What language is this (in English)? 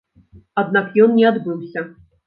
Belarusian